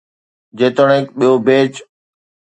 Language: Sindhi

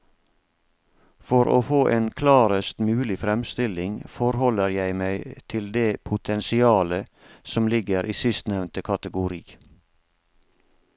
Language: Norwegian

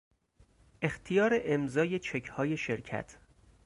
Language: Persian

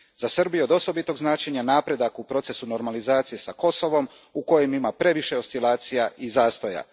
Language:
Croatian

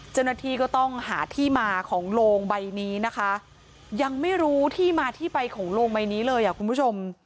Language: Thai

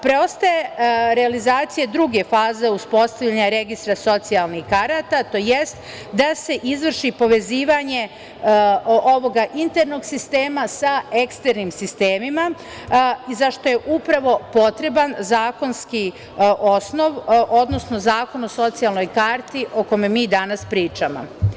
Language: Serbian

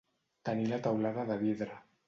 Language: Catalan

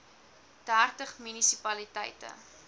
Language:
Afrikaans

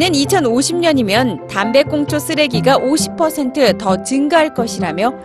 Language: Korean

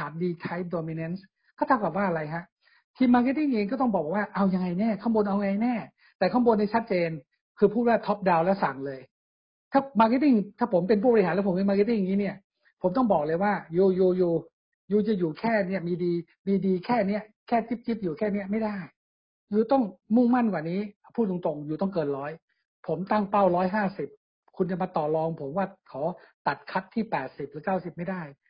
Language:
Thai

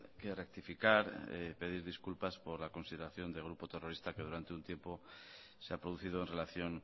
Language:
Spanish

